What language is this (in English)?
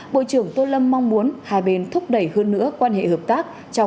Vietnamese